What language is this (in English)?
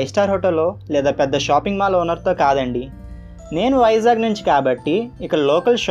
Telugu